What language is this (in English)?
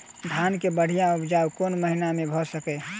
Maithili